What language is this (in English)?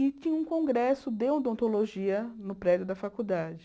Portuguese